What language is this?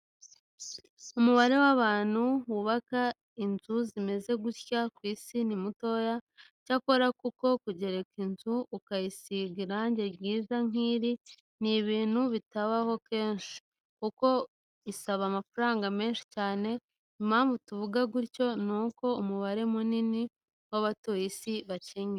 Kinyarwanda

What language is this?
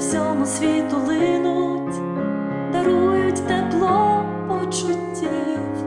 Ukrainian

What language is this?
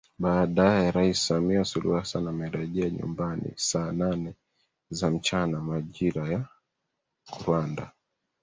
Swahili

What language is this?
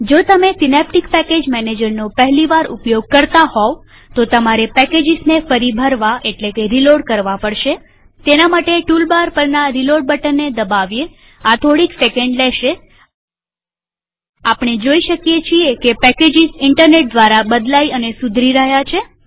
Gujarati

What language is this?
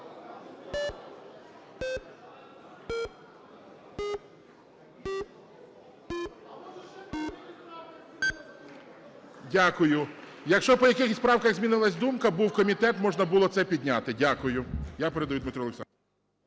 Ukrainian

